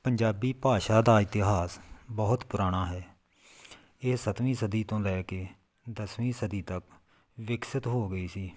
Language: Punjabi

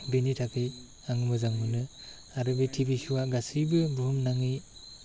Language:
Bodo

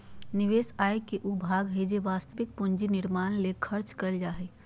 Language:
Magahi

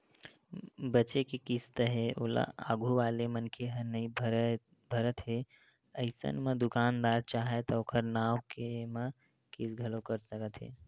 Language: Chhattisgarhi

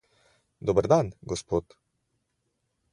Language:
Slovenian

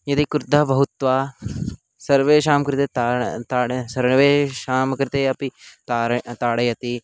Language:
Sanskrit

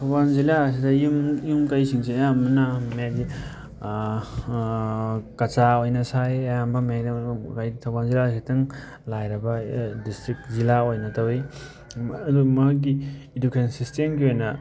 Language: Manipuri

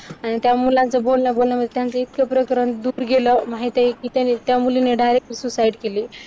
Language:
Marathi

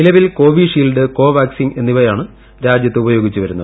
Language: Malayalam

